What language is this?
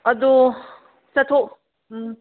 Manipuri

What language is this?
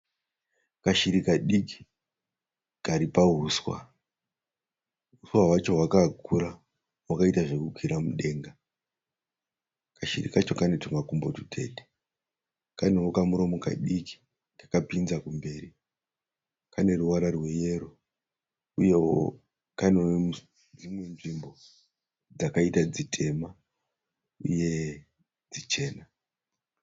Shona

